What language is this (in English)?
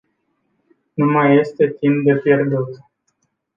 Romanian